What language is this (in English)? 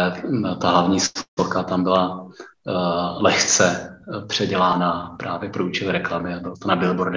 Czech